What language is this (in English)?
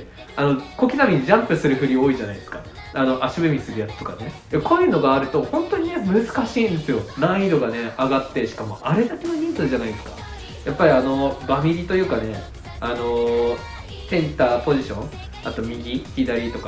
Japanese